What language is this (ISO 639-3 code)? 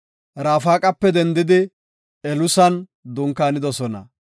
gof